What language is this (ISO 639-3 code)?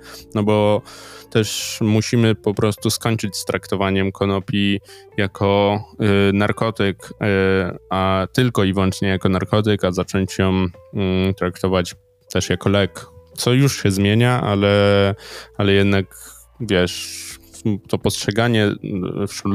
pol